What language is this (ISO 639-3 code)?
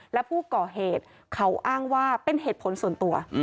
tha